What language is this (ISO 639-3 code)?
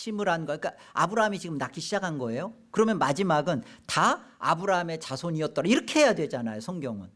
kor